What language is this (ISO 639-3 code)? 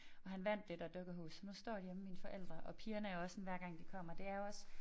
dan